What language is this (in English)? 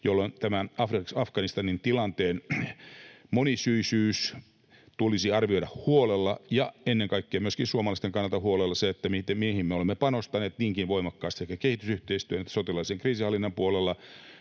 Finnish